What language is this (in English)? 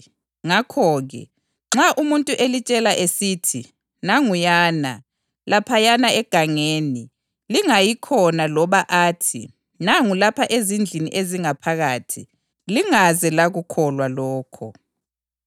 North Ndebele